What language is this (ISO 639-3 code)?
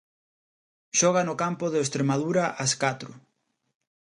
glg